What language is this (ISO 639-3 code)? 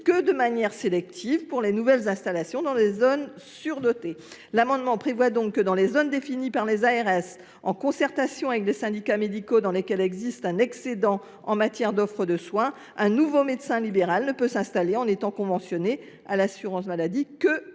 fra